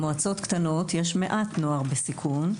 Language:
Hebrew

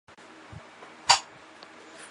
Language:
Chinese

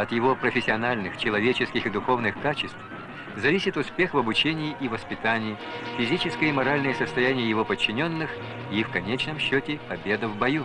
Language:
Russian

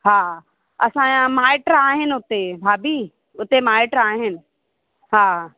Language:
Sindhi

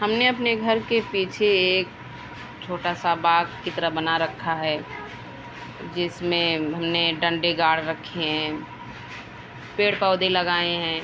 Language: Urdu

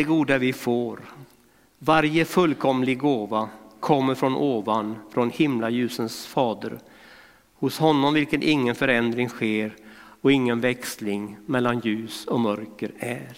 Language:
Swedish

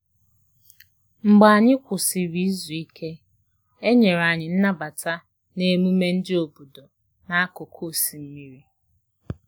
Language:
Igbo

